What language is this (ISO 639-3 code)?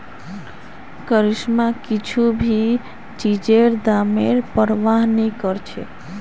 mag